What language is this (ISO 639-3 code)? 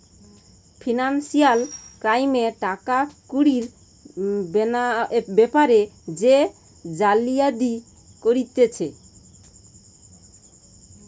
ben